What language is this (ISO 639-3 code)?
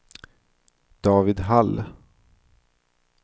swe